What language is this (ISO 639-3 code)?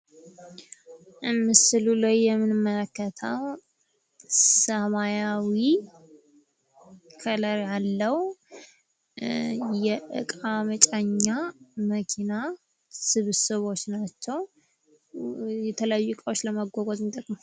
amh